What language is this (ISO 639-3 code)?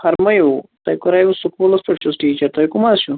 kas